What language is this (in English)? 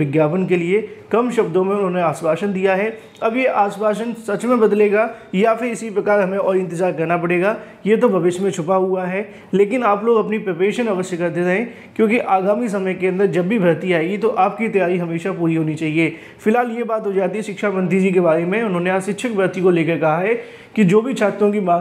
Hindi